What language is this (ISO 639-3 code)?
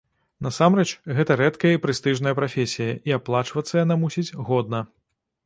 bel